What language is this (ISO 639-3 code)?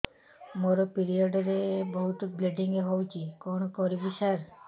ori